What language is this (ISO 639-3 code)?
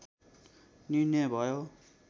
nep